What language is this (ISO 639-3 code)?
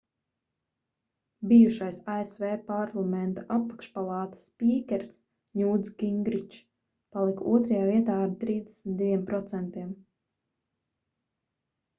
lav